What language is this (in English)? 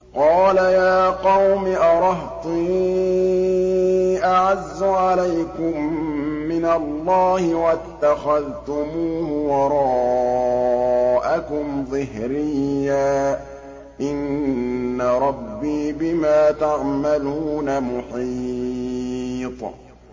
Arabic